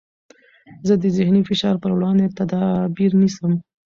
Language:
Pashto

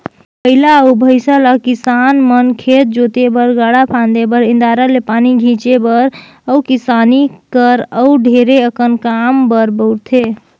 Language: Chhattisgarhi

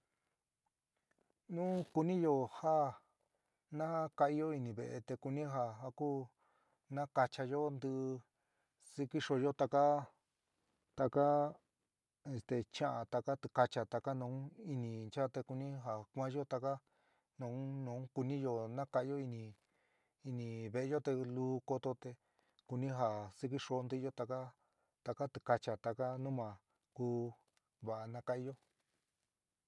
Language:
San Miguel El Grande Mixtec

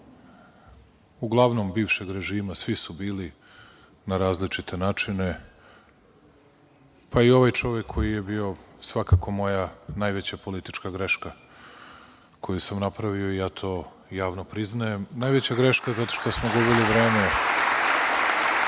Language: Serbian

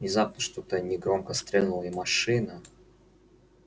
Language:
Russian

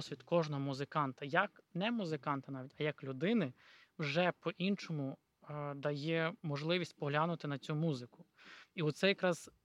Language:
Ukrainian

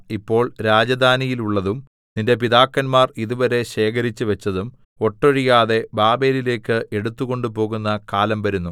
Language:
Malayalam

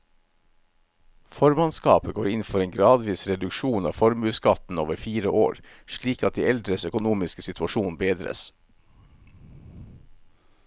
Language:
Norwegian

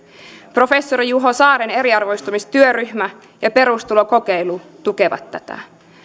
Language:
Finnish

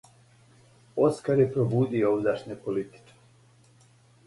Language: Serbian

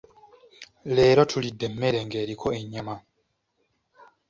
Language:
Ganda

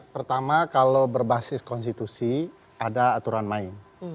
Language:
Indonesian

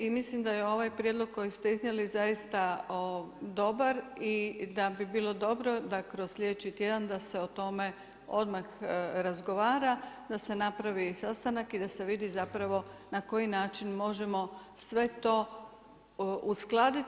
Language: Croatian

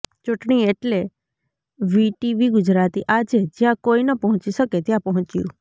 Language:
Gujarati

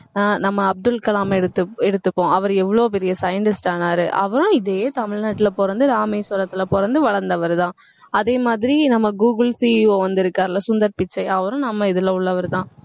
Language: Tamil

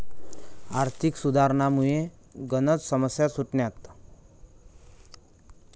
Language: Marathi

